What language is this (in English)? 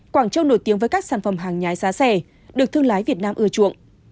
Vietnamese